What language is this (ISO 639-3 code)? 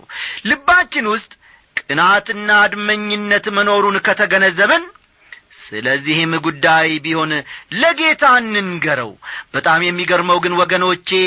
amh